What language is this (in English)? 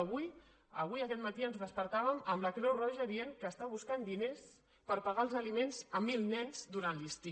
Catalan